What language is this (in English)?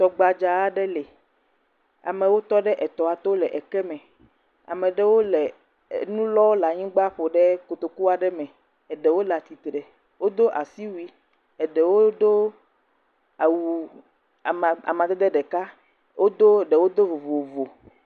Ewe